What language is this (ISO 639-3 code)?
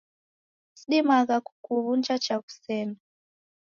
dav